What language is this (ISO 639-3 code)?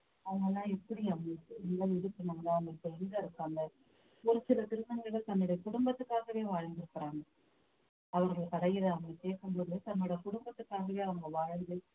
tam